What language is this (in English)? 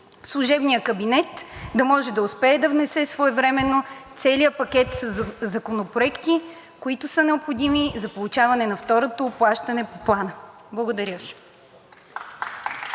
Bulgarian